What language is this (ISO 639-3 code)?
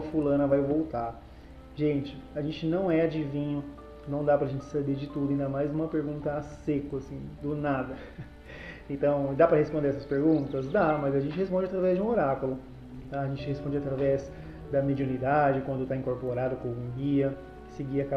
por